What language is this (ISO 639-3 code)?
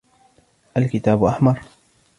ara